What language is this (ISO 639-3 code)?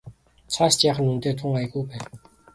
mon